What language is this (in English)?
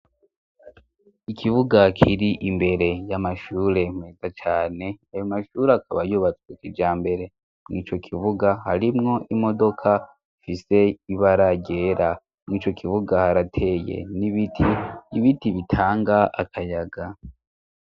Rundi